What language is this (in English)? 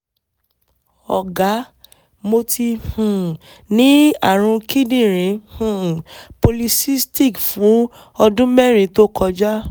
Yoruba